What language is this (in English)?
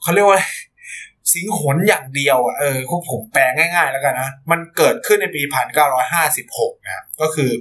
Thai